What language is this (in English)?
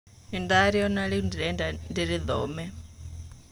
Kikuyu